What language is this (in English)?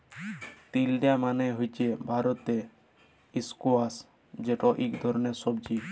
Bangla